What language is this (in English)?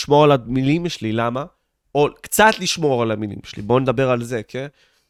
Hebrew